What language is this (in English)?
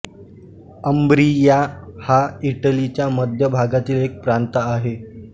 Marathi